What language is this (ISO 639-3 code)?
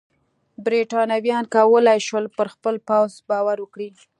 pus